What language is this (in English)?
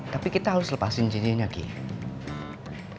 Indonesian